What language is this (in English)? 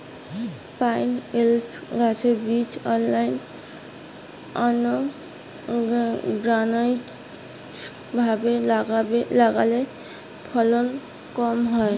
Bangla